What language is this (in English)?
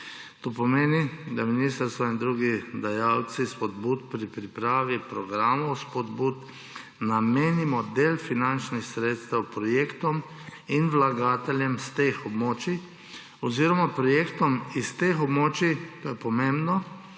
Slovenian